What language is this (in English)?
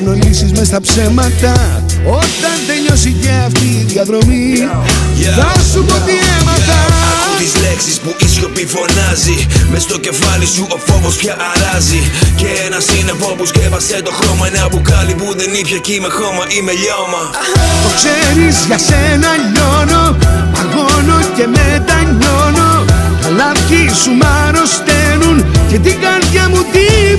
Greek